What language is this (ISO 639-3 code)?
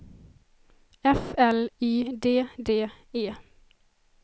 swe